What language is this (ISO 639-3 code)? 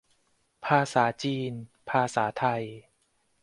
tha